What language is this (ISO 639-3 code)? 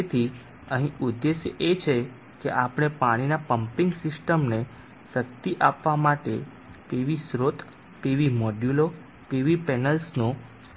guj